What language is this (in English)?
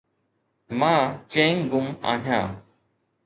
Sindhi